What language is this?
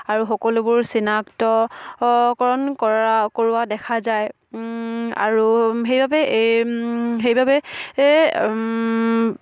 Assamese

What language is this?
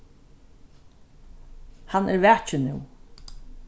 Faroese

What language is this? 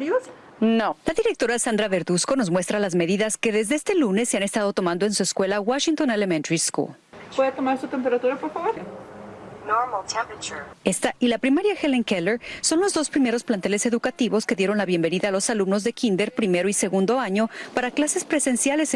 Spanish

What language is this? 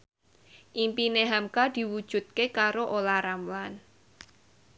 Javanese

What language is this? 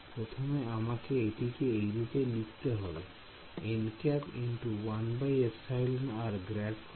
Bangla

